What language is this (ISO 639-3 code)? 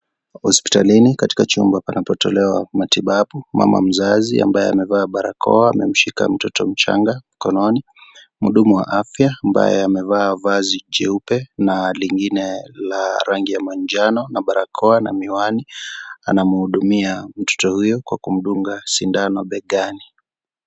swa